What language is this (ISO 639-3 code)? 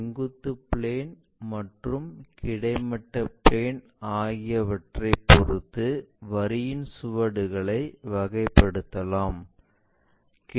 tam